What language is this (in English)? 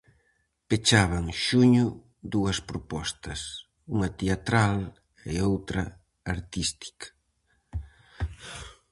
Galician